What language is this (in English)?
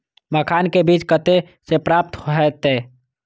Maithili